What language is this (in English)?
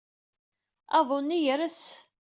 Kabyle